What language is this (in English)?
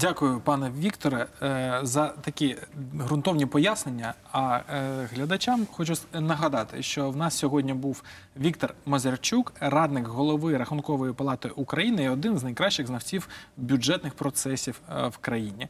Ukrainian